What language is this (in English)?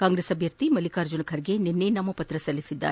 Kannada